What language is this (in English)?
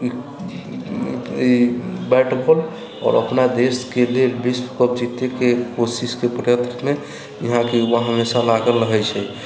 Maithili